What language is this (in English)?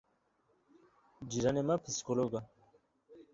Kurdish